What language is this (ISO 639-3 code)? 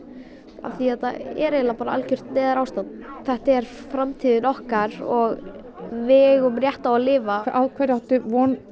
isl